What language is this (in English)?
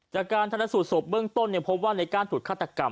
Thai